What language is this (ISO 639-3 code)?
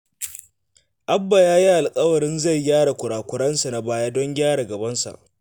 hau